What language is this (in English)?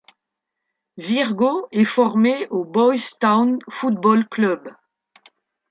French